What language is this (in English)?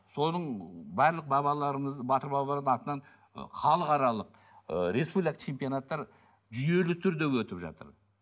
Kazakh